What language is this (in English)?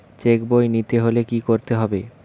Bangla